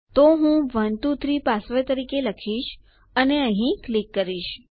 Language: Gujarati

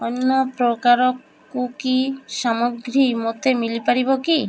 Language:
Odia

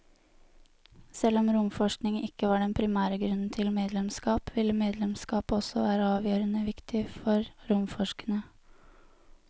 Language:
Norwegian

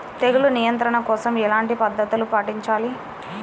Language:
Telugu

